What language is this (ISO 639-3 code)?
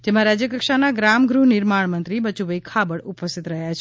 guj